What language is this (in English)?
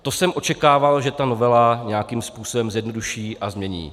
Czech